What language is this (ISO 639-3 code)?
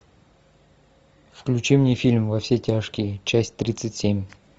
rus